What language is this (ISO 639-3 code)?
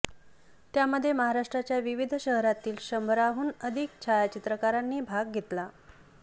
mar